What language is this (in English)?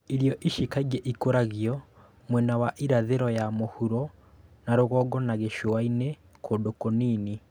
Kikuyu